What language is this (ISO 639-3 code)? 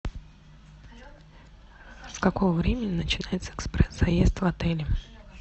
rus